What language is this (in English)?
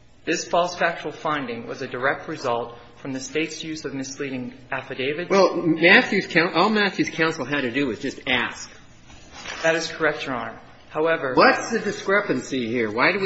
English